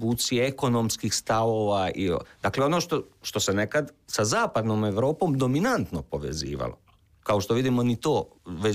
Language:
Croatian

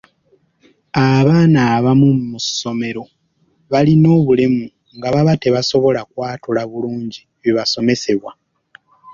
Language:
Ganda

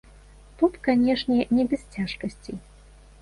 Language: Belarusian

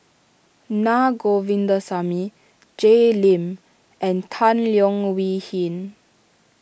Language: English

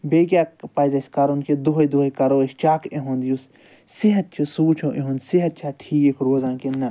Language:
Kashmiri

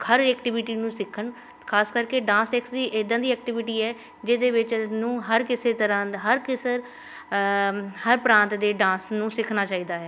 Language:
Punjabi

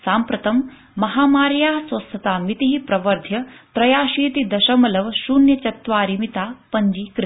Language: Sanskrit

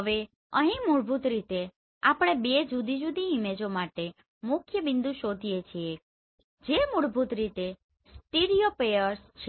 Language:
Gujarati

